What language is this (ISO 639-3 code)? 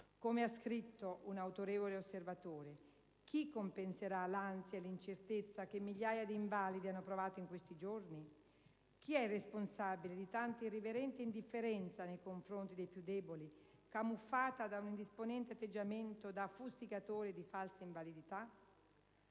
ita